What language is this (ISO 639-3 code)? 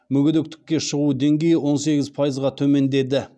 kaz